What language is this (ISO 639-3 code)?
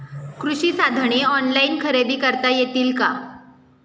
mar